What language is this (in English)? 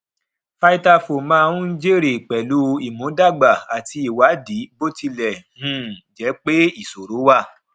Yoruba